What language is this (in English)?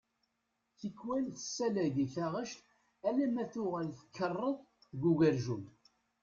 Kabyle